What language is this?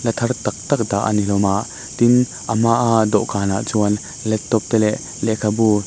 Mizo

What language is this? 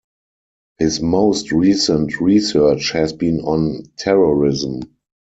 English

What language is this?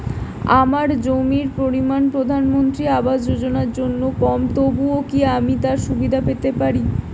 Bangla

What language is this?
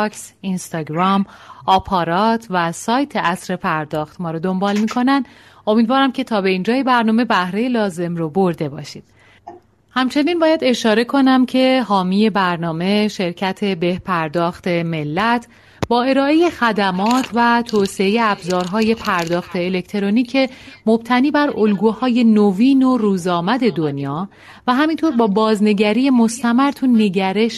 Persian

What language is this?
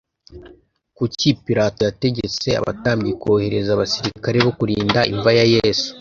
Kinyarwanda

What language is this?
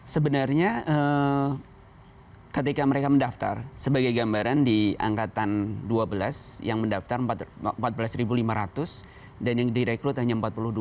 Indonesian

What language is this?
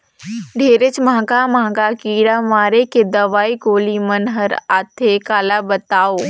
Chhattisgarhi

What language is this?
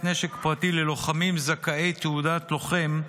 Hebrew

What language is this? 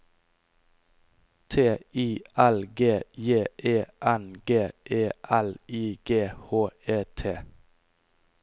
Norwegian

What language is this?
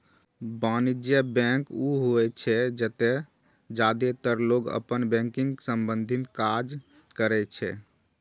Maithili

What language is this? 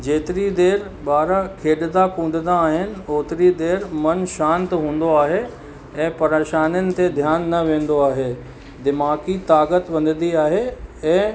Sindhi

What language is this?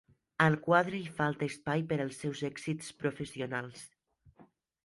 Catalan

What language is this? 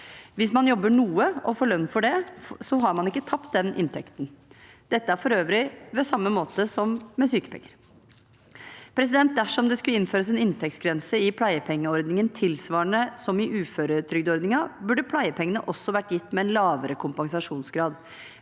Norwegian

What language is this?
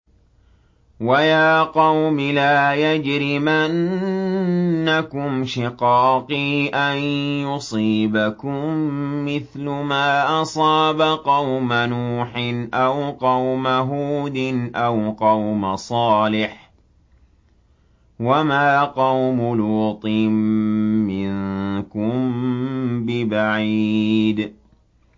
Arabic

